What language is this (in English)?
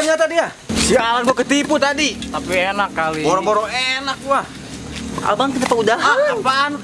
Indonesian